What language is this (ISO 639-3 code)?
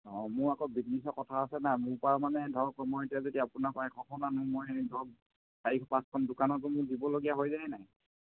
asm